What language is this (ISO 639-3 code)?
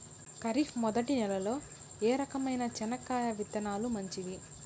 tel